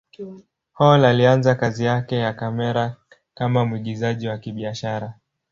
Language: Swahili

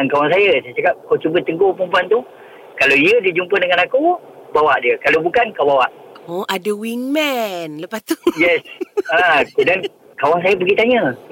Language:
Malay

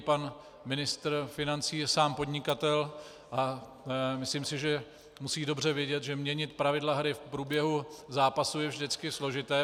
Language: Czech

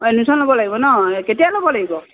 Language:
Assamese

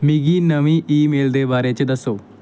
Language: Dogri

